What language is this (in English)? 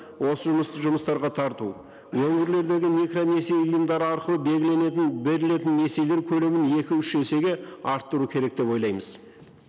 Kazakh